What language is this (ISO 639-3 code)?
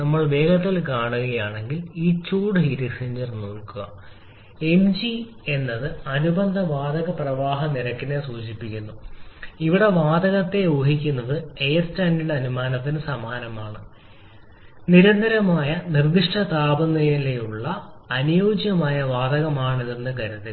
mal